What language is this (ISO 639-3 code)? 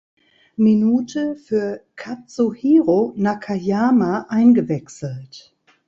deu